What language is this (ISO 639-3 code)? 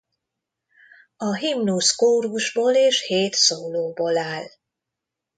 hun